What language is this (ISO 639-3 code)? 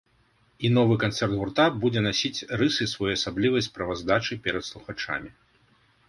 bel